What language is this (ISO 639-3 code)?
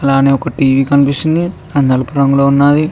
tel